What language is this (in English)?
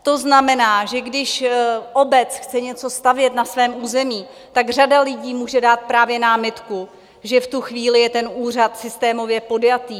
Czech